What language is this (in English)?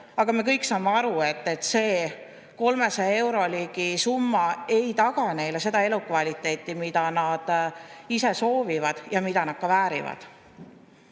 Estonian